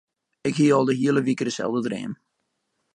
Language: Western Frisian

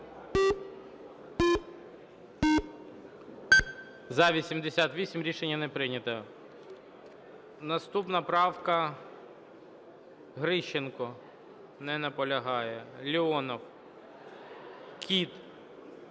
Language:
Ukrainian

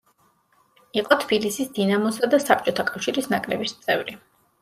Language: Georgian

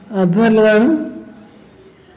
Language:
Malayalam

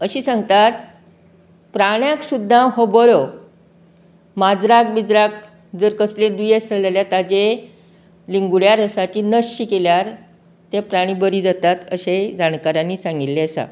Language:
Konkani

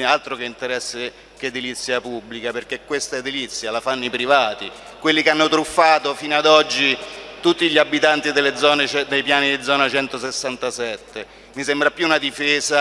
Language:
Italian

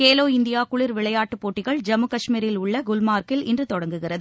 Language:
Tamil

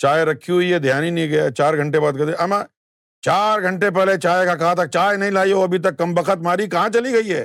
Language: Urdu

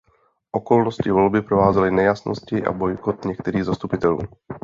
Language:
Czech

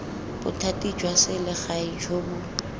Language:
Tswana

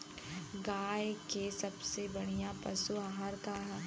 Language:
Bhojpuri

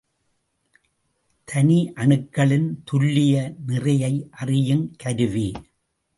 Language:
Tamil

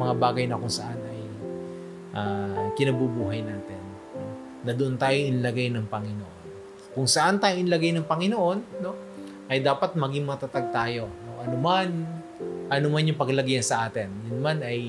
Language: Filipino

